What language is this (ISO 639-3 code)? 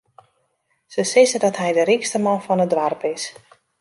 fry